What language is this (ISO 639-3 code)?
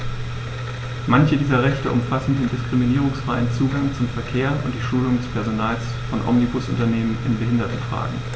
deu